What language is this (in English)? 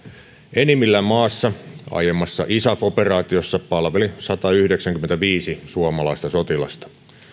Finnish